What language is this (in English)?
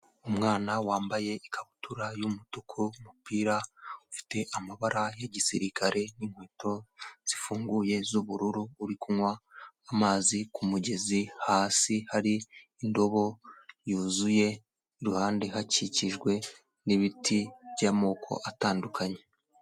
Kinyarwanda